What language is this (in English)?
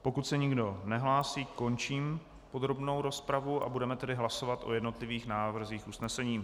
Czech